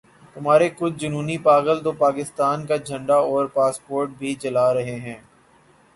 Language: Urdu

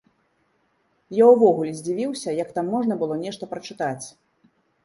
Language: Belarusian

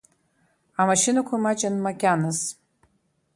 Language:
Abkhazian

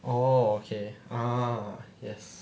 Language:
English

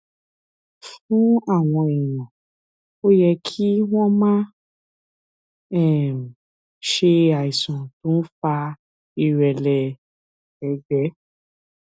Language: Yoruba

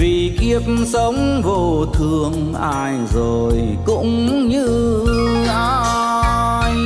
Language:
Vietnamese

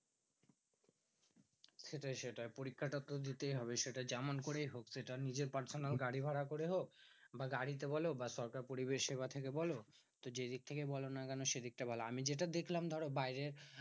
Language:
Bangla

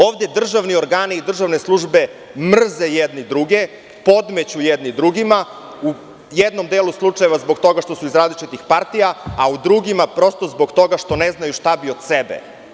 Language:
Serbian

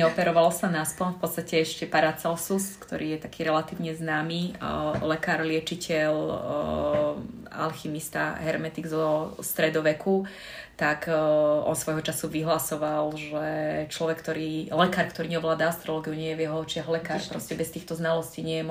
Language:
Slovak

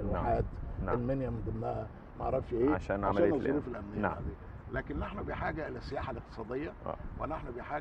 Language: Arabic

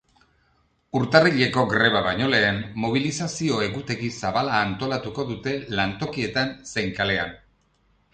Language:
Basque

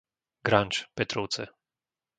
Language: Slovak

